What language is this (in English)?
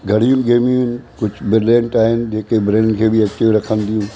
Sindhi